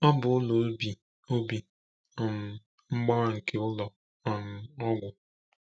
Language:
Igbo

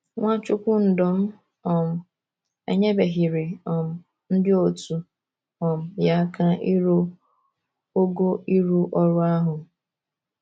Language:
Igbo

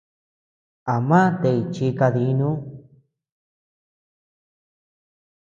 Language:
Tepeuxila Cuicatec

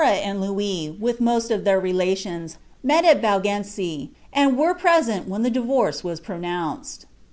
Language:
English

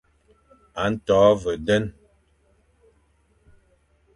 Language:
Fang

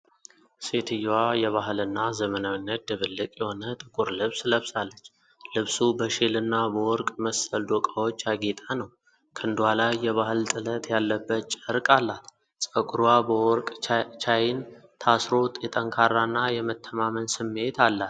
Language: Amharic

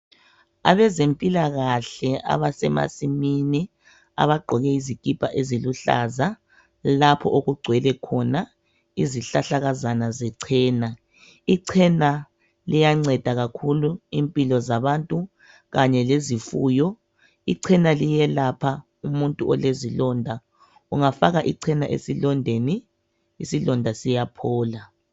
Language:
North Ndebele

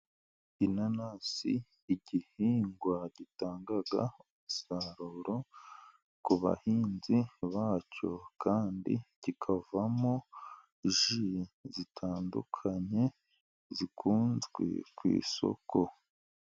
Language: Kinyarwanda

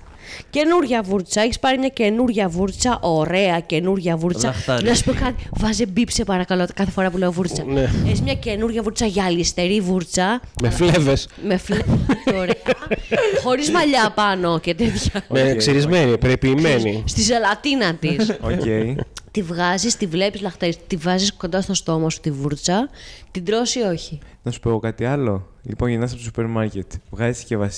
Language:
Greek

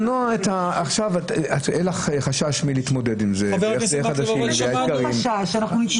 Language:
Hebrew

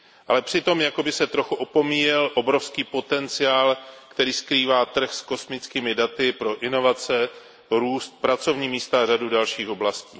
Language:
Czech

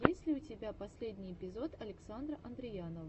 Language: Russian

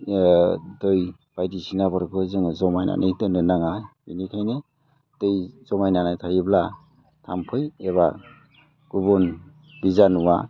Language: Bodo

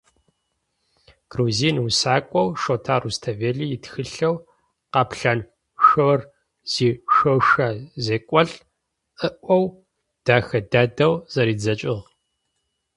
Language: Adyghe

